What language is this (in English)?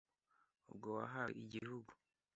Kinyarwanda